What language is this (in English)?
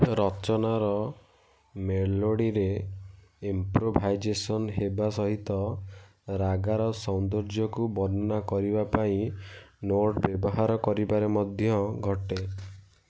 Odia